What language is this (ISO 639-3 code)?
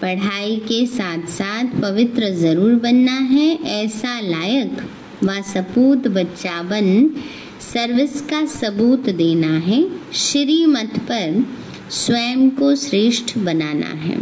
hin